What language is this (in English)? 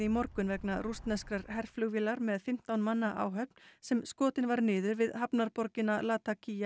Icelandic